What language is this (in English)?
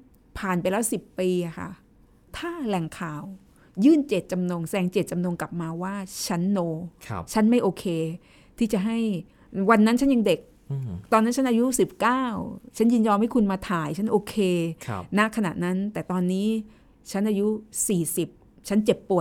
Thai